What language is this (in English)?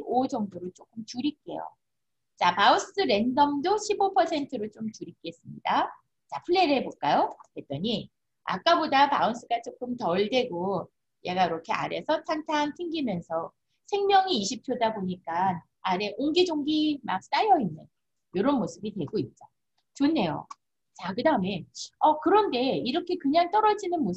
Korean